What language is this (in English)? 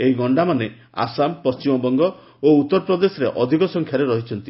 Odia